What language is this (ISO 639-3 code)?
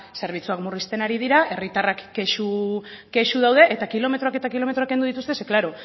eus